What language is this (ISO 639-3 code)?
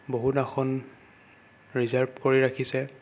asm